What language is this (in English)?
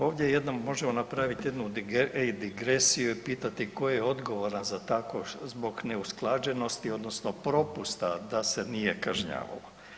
Croatian